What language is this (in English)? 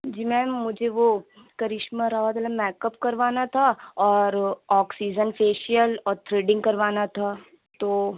Urdu